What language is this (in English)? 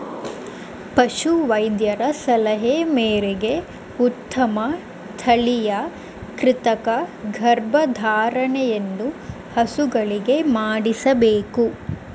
Kannada